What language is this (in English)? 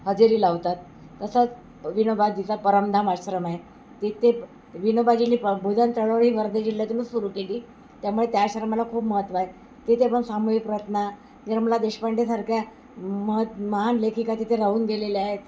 Marathi